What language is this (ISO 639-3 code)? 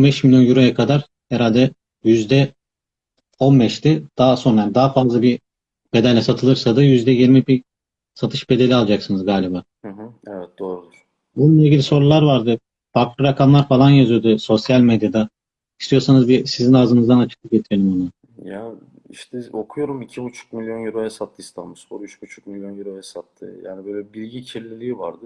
tur